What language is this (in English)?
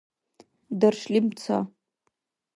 Dargwa